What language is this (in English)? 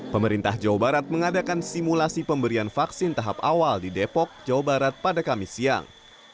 Indonesian